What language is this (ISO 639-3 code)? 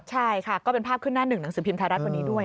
tha